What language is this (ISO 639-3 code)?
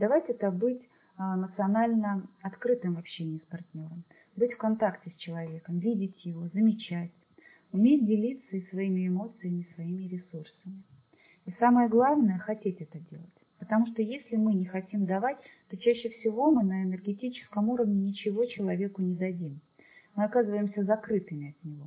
rus